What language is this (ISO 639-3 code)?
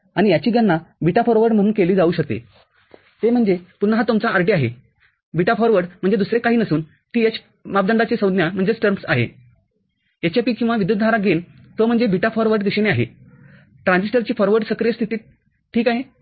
mar